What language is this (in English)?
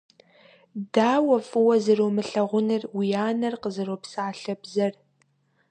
Kabardian